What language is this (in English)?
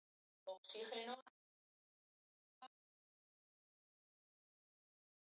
Basque